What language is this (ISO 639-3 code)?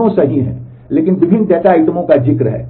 hin